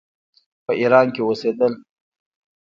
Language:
Pashto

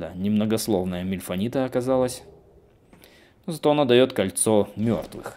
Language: Russian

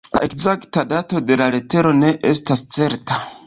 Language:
Esperanto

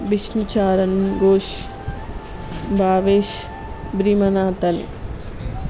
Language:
Telugu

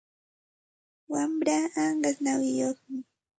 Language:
Santa Ana de Tusi Pasco Quechua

